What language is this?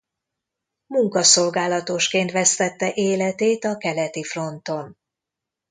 Hungarian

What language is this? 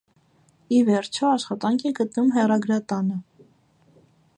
Armenian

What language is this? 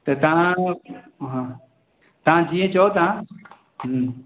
Sindhi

